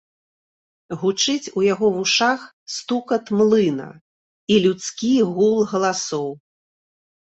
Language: Belarusian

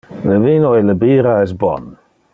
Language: Interlingua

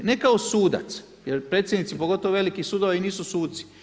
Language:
Croatian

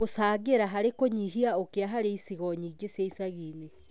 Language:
Kikuyu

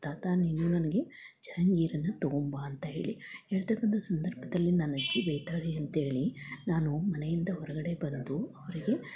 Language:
Kannada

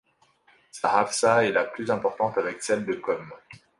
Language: French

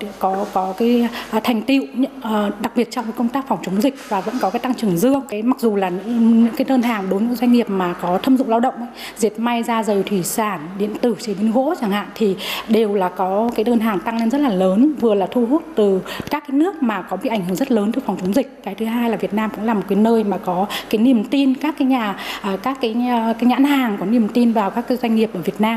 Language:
Vietnamese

